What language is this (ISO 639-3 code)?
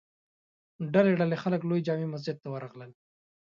pus